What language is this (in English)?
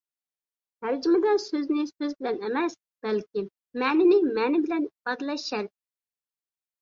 Uyghur